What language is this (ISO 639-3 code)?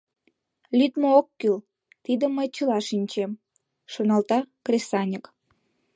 chm